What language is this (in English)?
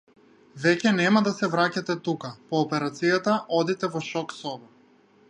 Macedonian